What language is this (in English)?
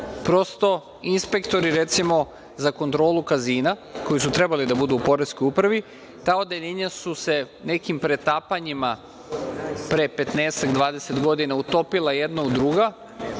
Serbian